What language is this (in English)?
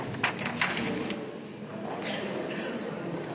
Slovenian